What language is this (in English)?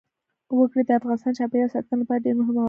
Pashto